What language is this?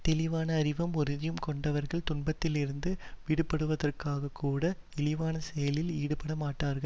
Tamil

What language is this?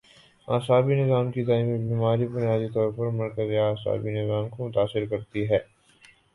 Urdu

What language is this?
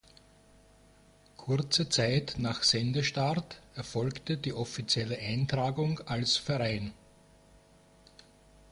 German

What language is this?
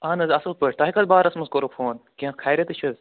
Kashmiri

